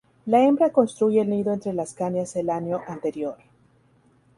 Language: Spanish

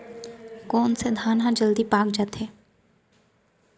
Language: Chhattisgarhi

